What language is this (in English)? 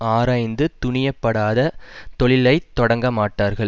Tamil